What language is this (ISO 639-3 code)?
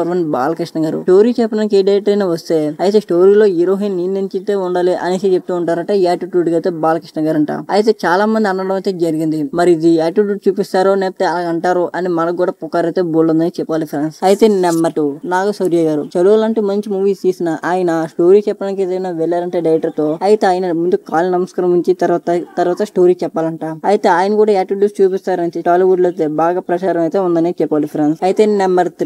tel